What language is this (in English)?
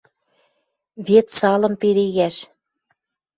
Western Mari